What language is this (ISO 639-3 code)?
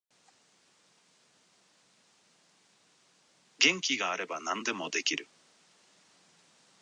jpn